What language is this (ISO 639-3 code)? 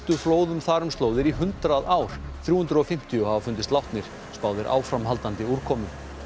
isl